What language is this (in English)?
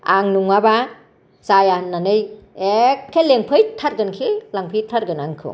Bodo